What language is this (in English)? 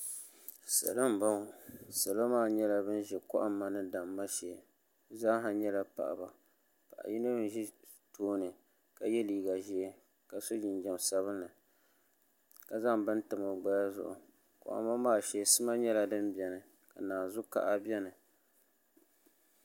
Dagbani